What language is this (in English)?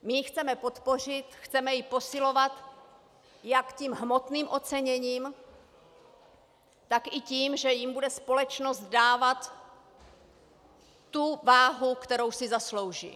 Czech